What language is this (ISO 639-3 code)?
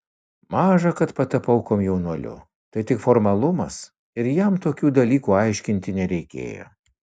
lit